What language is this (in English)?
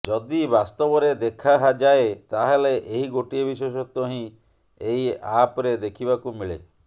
Odia